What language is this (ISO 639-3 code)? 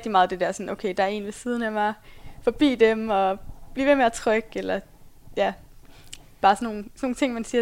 dan